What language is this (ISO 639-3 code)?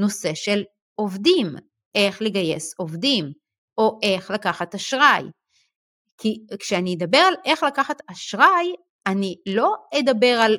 heb